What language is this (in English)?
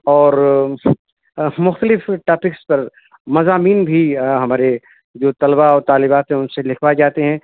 Urdu